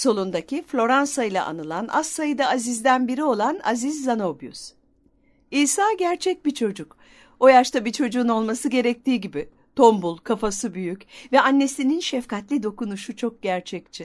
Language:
Turkish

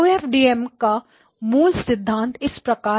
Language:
Hindi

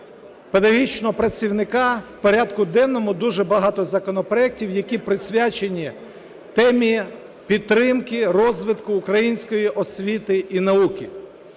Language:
Ukrainian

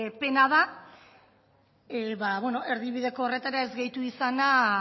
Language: Basque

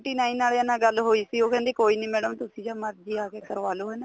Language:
Punjabi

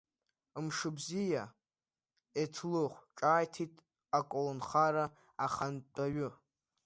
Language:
Abkhazian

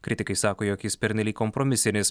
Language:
Lithuanian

